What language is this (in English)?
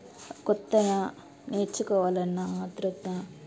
Telugu